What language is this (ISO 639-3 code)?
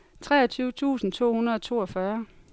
dan